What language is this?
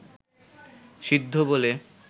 Bangla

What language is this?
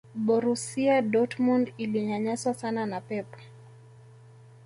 Swahili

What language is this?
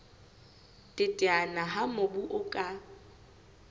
Southern Sotho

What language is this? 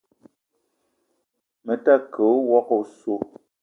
Eton (Cameroon)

